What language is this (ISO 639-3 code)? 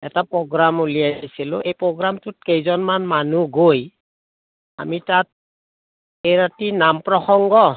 asm